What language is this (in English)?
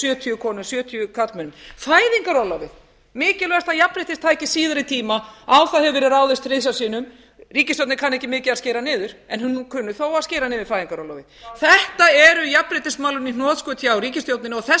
Icelandic